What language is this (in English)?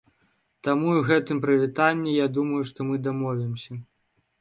Belarusian